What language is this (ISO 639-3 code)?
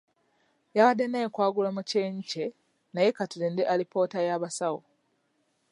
lug